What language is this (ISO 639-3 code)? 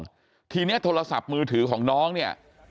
tha